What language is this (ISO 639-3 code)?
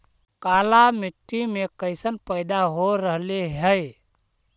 mag